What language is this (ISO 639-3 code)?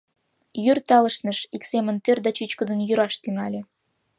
chm